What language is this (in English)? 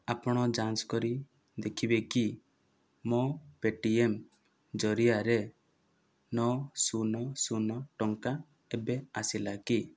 Odia